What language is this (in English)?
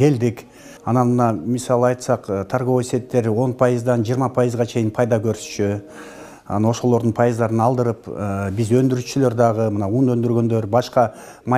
Turkish